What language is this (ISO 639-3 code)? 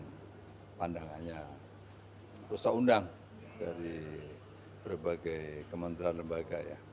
ind